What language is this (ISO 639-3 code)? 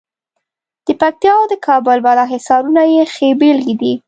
pus